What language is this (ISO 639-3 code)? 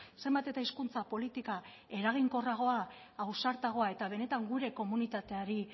eus